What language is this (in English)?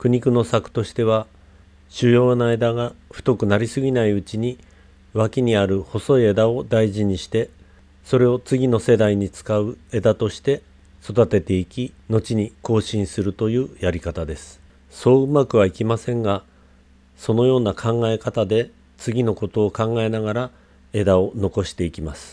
Japanese